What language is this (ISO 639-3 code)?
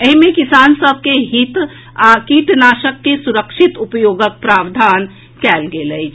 mai